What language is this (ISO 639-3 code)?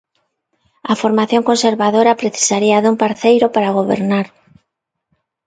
glg